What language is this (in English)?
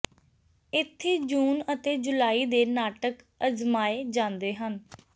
Punjabi